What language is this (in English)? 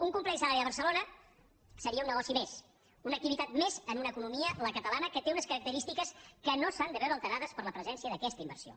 Catalan